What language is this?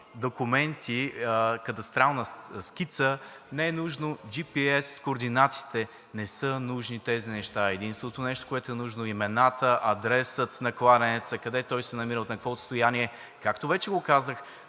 Bulgarian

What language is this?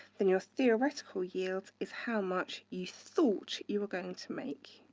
English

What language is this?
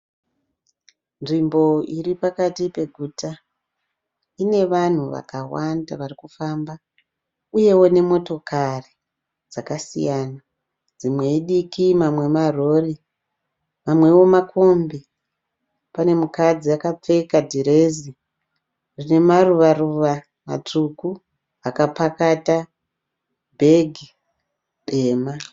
Shona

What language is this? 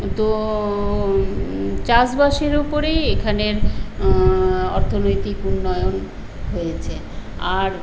Bangla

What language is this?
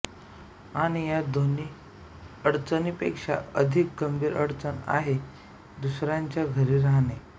Marathi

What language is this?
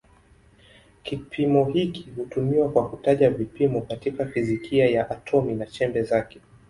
Swahili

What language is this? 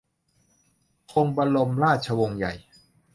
Thai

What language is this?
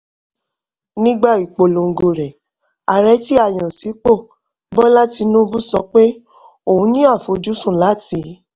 Yoruba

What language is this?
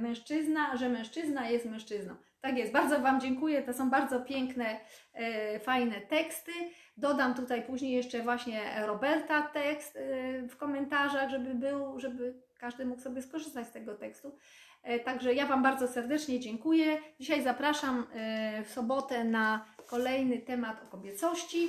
Polish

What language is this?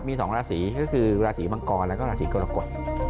Thai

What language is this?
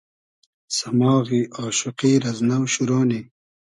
Hazaragi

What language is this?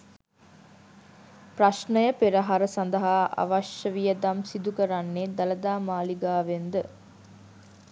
Sinhala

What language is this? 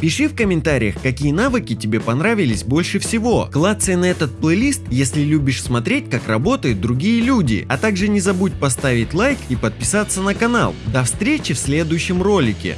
Russian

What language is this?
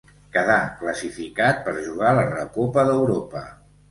Catalan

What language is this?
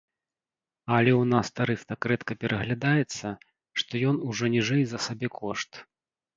Belarusian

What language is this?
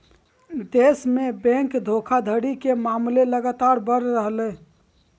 Magahi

